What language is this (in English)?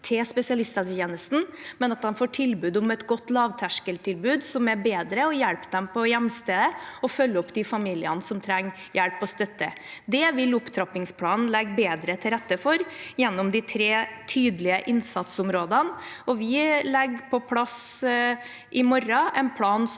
Norwegian